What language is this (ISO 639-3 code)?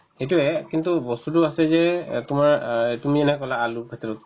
asm